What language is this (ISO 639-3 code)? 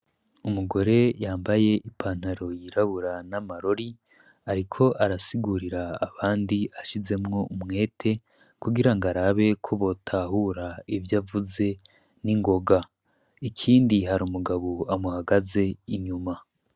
run